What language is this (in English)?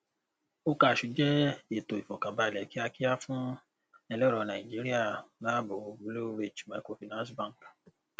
Yoruba